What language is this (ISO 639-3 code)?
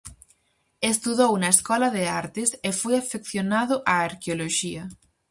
glg